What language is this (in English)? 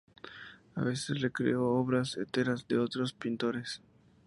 Spanish